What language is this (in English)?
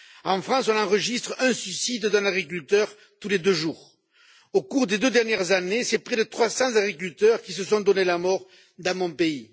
French